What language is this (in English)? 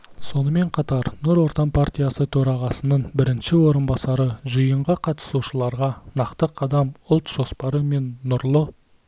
Kazakh